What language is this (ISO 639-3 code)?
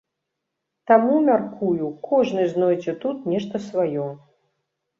bel